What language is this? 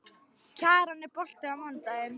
Icelandic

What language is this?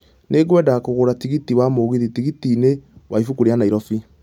Kikuyu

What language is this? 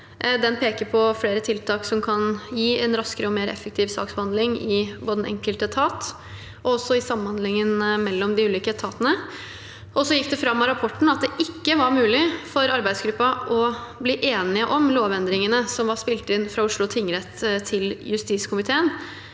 Norwegian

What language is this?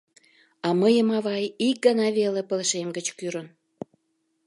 Mari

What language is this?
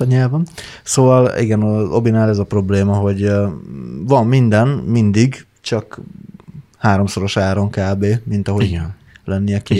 Hungarian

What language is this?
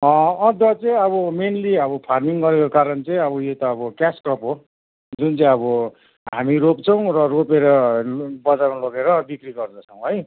Nepali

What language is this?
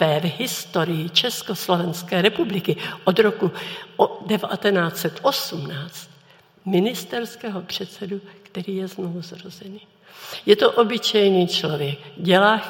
Czech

